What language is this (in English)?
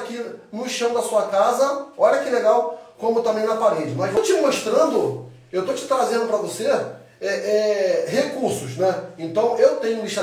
Portuguese